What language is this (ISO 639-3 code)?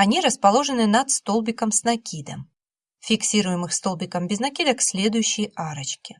rus